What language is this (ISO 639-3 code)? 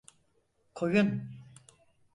tur